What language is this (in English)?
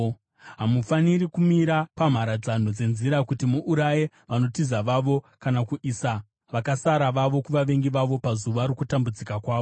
Shona